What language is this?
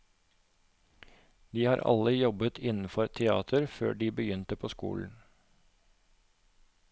Norwegian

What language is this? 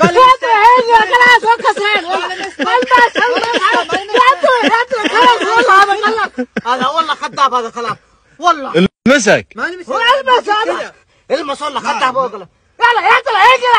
Arabic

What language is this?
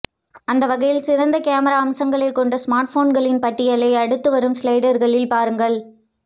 Tamil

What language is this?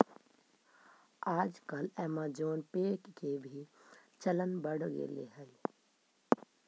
Magahi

